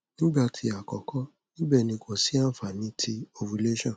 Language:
Yoruba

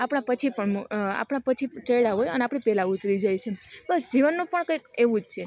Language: Gujarati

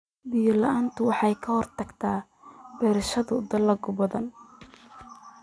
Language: Somali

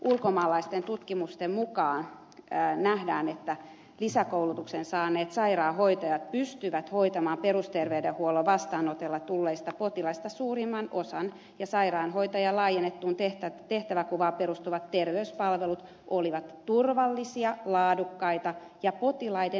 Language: Finnish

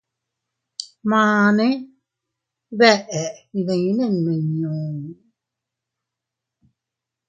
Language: Teutila Cuicatec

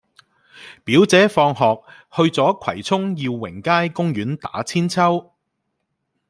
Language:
Cantonese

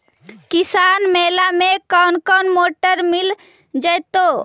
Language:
Magahi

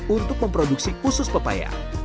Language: Indonesian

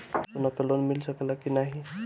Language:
Bhojpuri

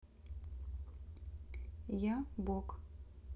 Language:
Russian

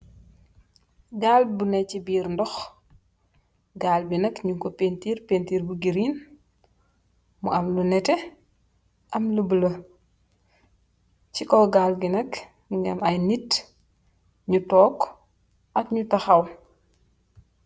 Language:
Wolof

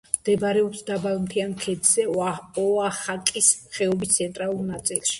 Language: Georgian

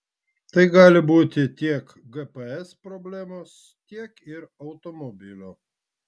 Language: Lithuanian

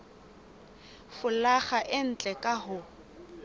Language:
Southern Sotho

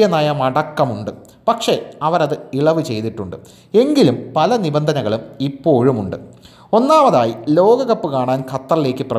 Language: Thai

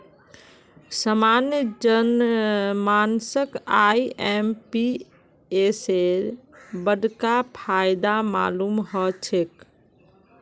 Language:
Magahi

